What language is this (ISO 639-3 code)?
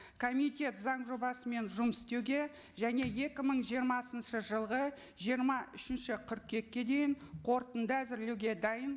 kaz